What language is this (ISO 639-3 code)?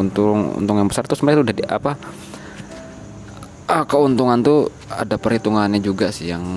ind